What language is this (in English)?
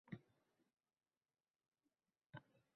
Uzbek